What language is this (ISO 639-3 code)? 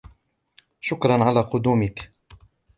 ara